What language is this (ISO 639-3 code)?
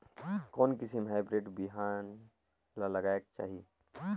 hne